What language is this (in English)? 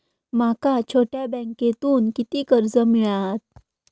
Marathi